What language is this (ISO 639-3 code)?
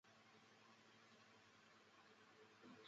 zho